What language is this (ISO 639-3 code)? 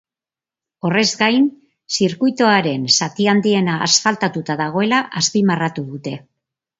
eus